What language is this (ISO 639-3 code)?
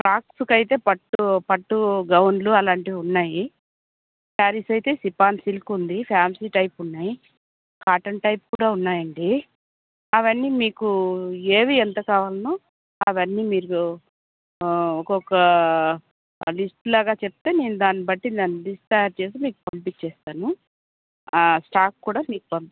tel